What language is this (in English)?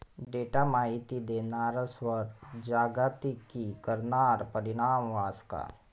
Marathi